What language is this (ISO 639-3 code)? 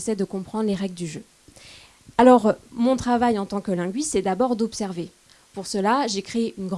fra